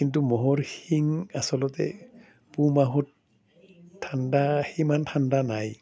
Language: Assamese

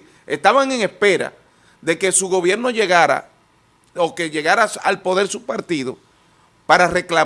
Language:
Spanish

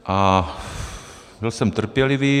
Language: Czech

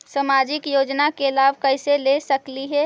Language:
Magahi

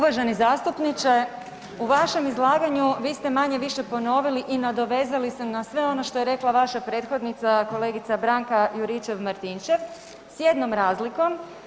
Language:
Croatian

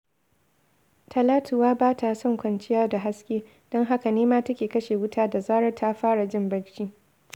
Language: Hausa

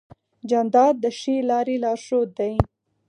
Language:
Pashto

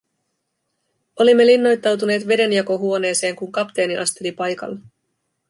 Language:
Finnish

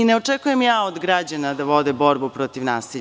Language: Serbian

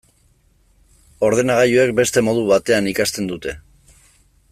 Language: Basque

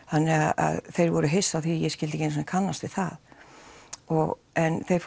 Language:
Icelandic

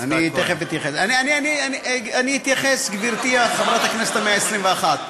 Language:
Hebrew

